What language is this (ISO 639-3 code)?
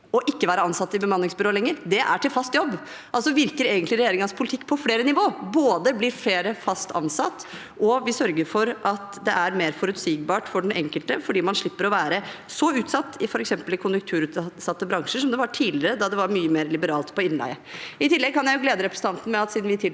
nor